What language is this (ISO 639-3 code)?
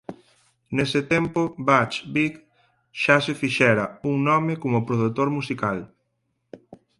glg